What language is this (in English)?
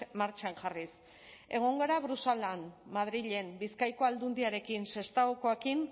Basque